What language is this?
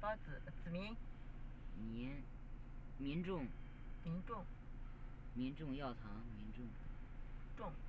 Chinese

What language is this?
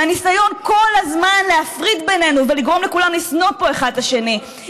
Hebrew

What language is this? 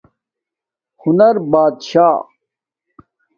Domaaki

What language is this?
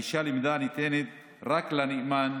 Hebrew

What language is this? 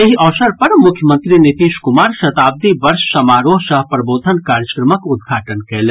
Maithili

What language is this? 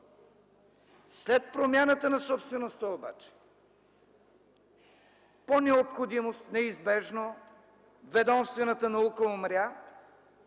Bulgarian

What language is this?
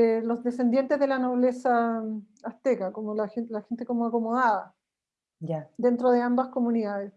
Spanish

